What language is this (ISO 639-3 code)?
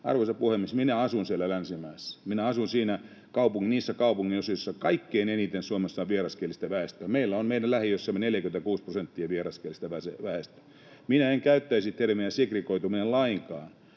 fin